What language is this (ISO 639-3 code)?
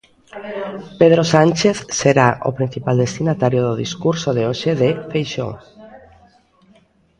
glg